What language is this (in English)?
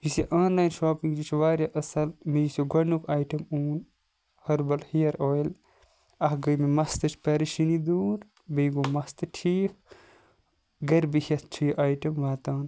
Kashmiri